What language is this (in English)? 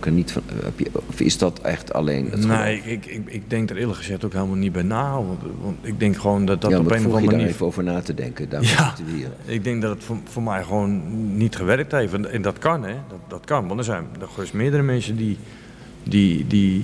Dutch